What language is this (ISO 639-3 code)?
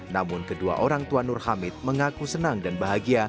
ind